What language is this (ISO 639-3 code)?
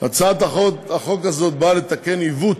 heb